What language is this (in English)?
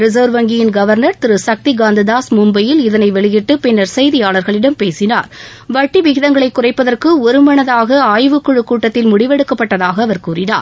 Tamil